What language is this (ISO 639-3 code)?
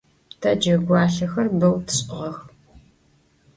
ady